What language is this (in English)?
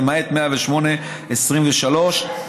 Hebrew